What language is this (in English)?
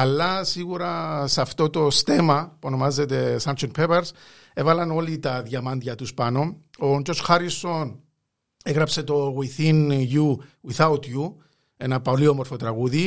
Greek